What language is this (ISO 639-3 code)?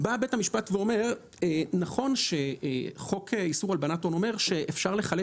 heb